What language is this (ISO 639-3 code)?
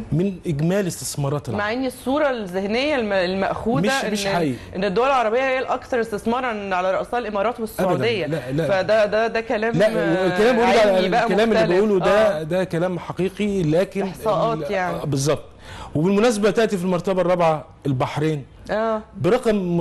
ara